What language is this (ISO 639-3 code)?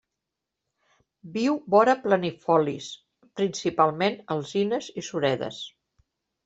cat